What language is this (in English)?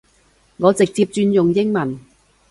Cantonese